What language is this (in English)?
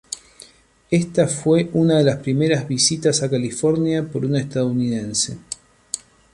Spanish